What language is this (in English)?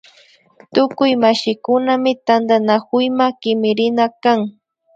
Imbabura Highland Quichua